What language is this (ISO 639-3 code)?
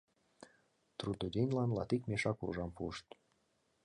chm